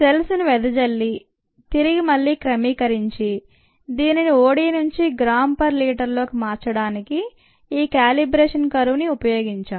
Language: Telugu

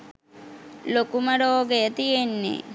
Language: Sinhala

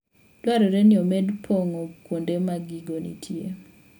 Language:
Luo (Kenya and Tanzania)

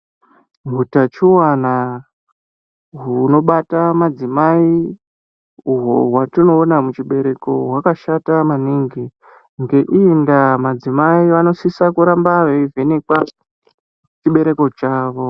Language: Ndau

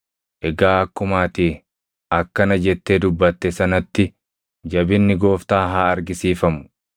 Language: Oromo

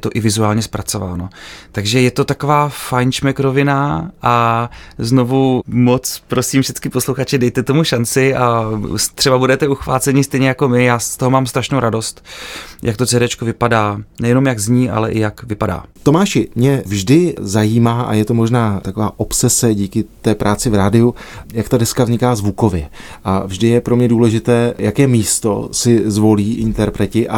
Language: Czech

